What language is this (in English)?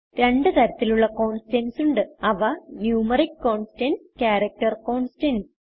Malayalam